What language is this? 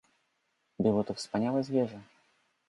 Polish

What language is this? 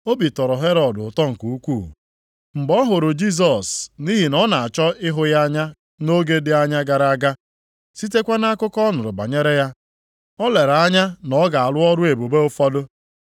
Igbo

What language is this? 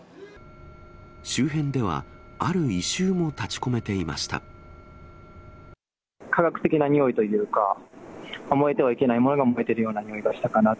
Japanese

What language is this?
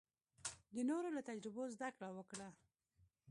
Pashto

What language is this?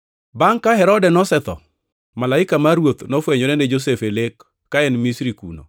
Luo (Kenya and Tanzania)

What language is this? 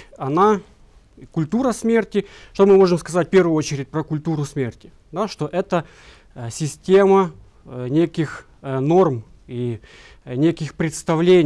Russian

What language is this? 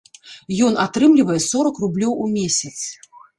Belarusian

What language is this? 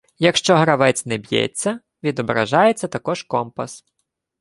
Ukrainian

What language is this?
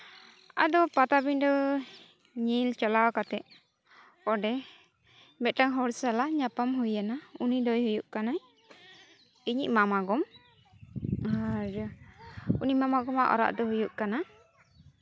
Santali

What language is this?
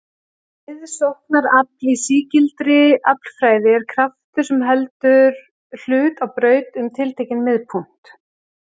Icelandic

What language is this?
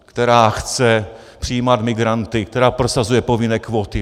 Czech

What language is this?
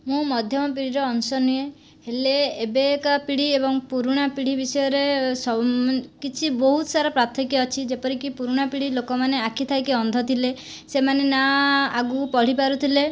Odia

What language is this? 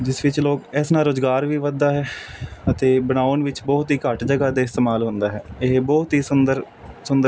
Punjabi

